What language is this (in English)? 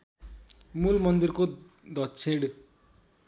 Nepali